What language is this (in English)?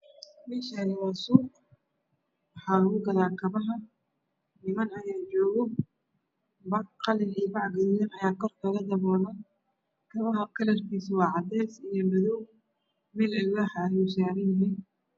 Somali